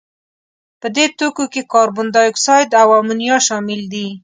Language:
Pashto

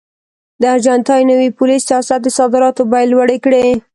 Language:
Pashto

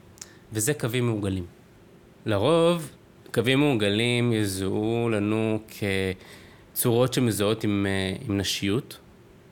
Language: Hebrew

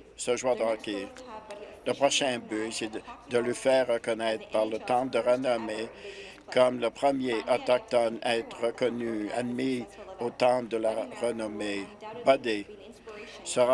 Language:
French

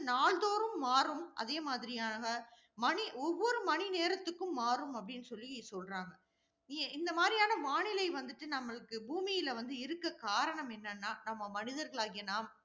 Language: Tamil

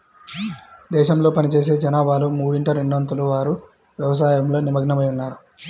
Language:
Telugu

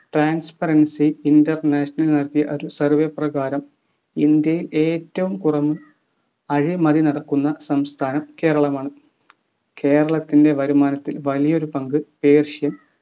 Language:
Malayalam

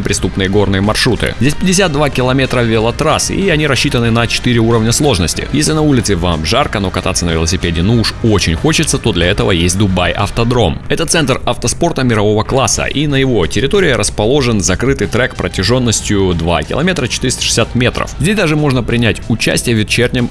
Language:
Russian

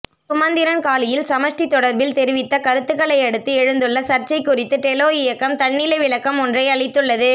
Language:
Tamil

